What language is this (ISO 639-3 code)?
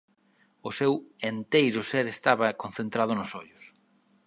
glg